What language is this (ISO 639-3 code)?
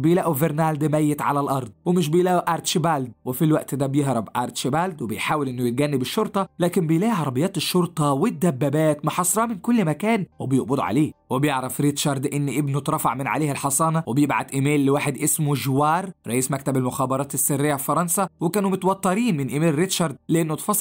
ara